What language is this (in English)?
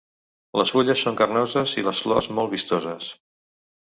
Catalan